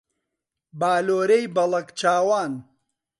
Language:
Central Kurdish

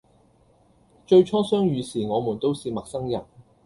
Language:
Cantonese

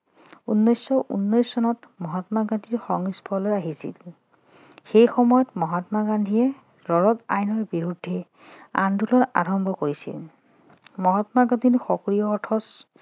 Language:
Assamese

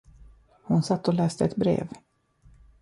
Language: Swedish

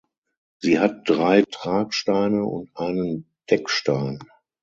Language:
German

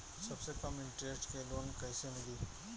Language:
Bhojpuri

